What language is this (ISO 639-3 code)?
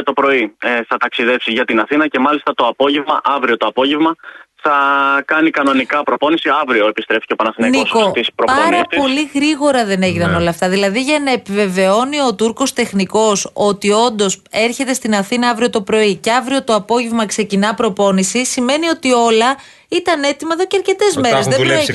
ell